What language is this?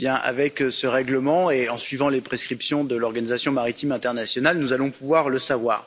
French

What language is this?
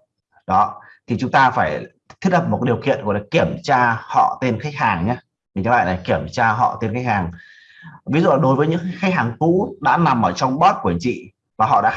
Vietnamese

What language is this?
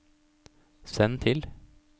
Norwegian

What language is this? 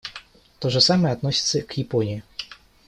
Russian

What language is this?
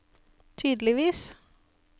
Norwegian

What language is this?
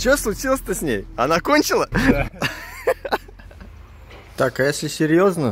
Russian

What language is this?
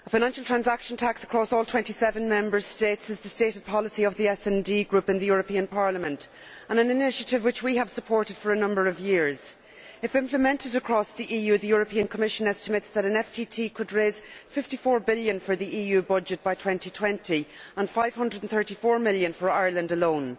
English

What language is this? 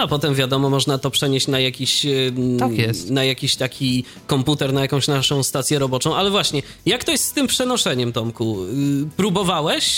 Polish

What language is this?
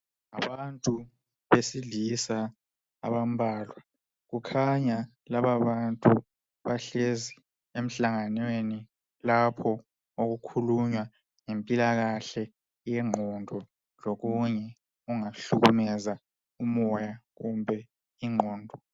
North Ndebele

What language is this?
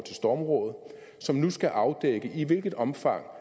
Danish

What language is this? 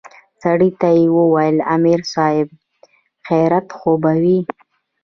Pashto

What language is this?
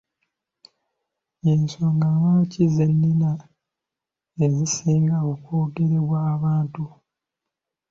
Ganda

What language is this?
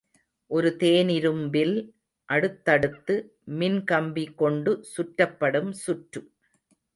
Tamil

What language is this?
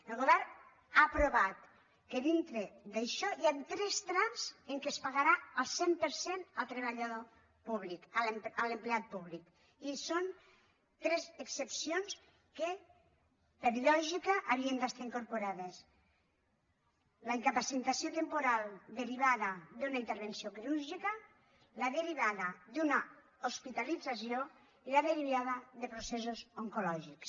Catalan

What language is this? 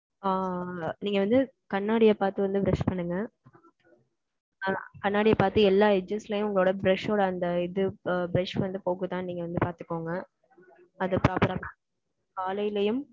Tamil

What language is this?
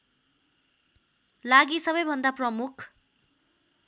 Nepali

